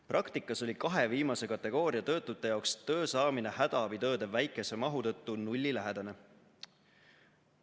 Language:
Estonian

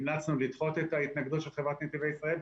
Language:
Hebrew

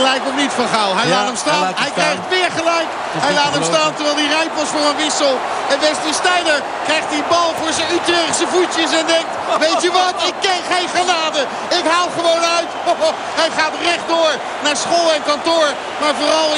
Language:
Dutch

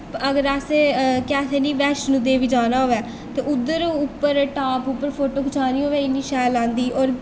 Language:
Dogri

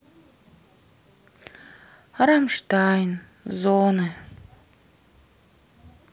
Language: Russian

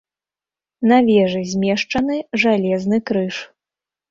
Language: Belarusian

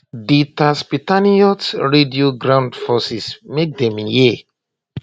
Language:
Nigerian Pidgin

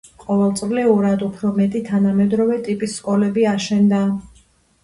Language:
Georgian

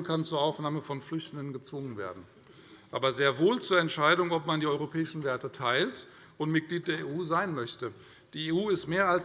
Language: German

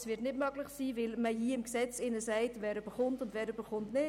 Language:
Swiss German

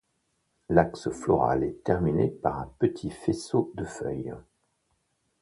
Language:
French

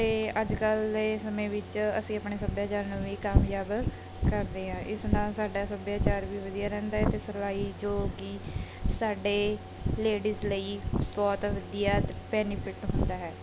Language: Punjabi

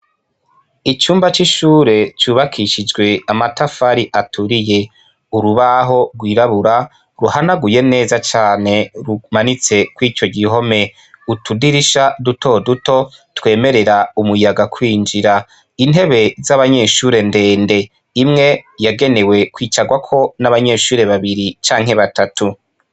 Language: Rundi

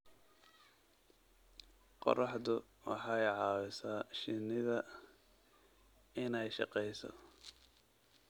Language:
Somali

